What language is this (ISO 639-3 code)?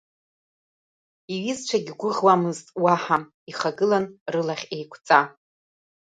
abk